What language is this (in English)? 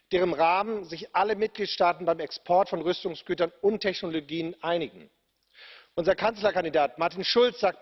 German